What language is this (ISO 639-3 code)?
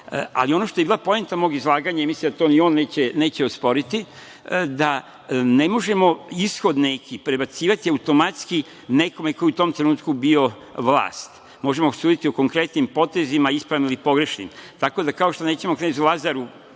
srp